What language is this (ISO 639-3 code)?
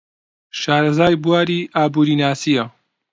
ckb